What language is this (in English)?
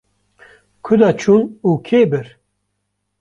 Kurdish